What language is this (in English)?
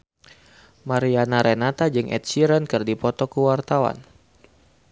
Sundanese